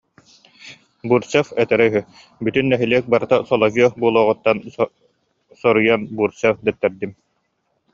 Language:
Yakut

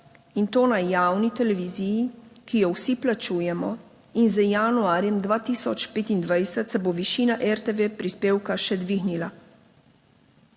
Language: Slovenian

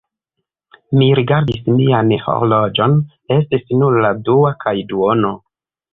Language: Esperanto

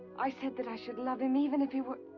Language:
English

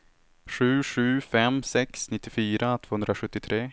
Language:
Swedish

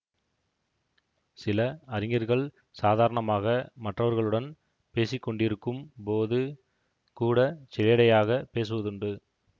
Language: Tamil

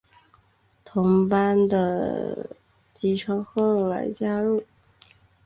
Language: Chinese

